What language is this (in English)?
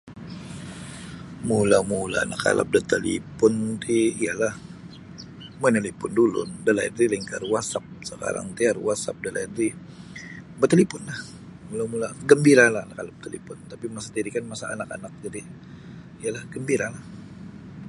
Sabah Bisaya